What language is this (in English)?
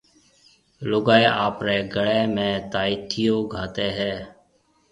Marwari (Pakistan)